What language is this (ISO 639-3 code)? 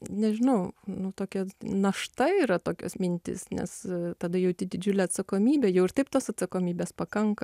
lit